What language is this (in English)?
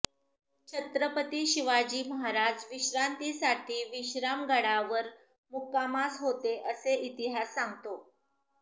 Marathi